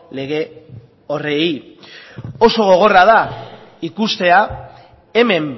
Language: Basque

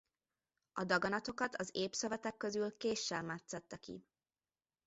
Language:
Hungarian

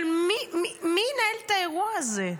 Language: Hebrew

